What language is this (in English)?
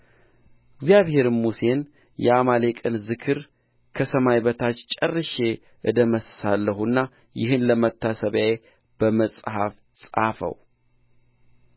Amharic